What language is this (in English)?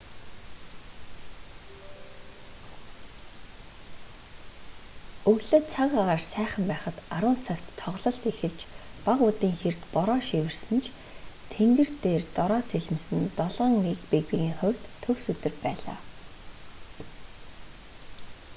Mongolian